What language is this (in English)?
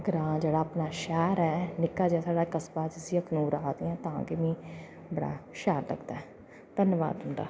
Dogri